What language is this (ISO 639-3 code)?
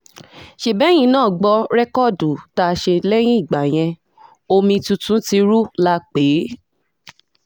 yor